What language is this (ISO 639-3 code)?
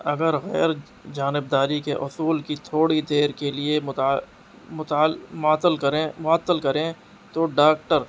urd